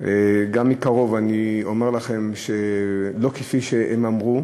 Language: Hebrew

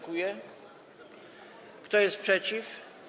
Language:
Polish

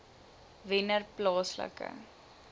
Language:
Afrikaans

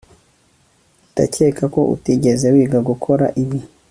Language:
Kinyarwanda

